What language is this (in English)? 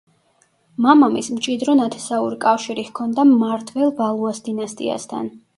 Georgian